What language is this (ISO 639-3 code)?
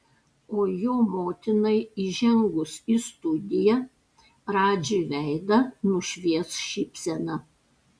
lit